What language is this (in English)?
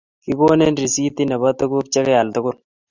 Kalenjin